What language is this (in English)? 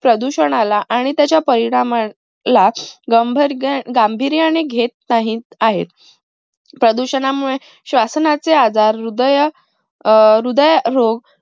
Marathi